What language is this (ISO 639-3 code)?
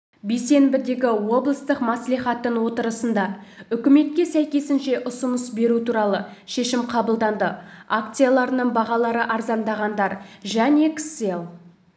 kaz